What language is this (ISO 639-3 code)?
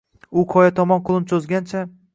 uzb